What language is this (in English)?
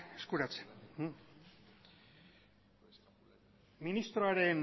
Basque